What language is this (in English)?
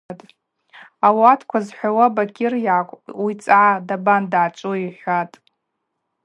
Abaza